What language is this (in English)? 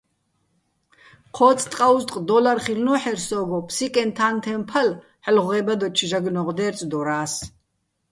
Bats